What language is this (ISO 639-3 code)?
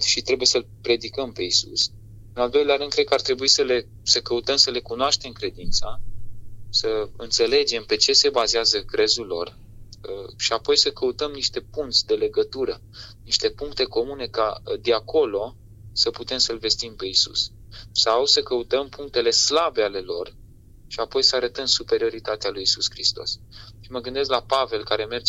ron